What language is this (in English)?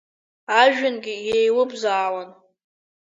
Abkhazian